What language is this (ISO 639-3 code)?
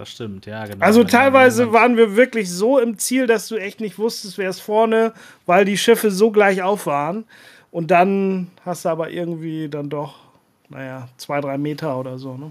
deu